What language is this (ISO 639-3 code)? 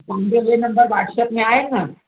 snd